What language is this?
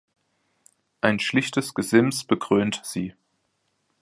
German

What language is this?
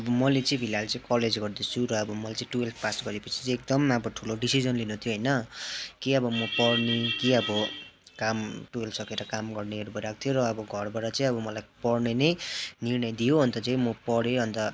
Nepali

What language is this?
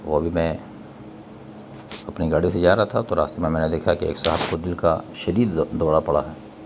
Urdu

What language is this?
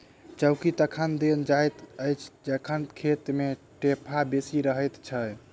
Maithili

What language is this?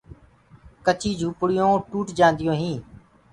Gurgula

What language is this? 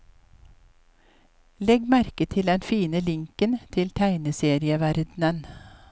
Norwegian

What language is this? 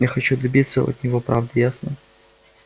Russian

